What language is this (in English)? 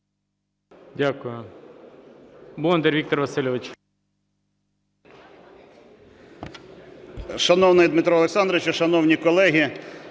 Ukrainian